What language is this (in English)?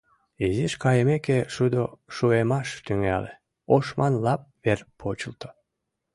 Mari